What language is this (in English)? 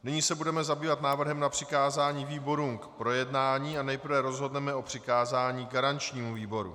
Czech